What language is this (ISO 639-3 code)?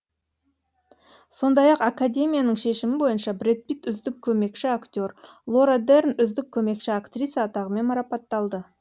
kaz